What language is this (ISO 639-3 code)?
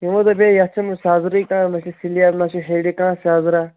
kas